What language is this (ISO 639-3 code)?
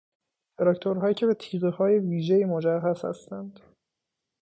fas